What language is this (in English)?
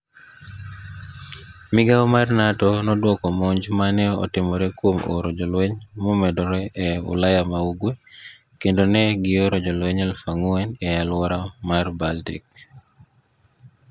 Luo (Kenya and Tanzania)